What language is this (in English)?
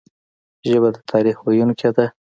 Pashto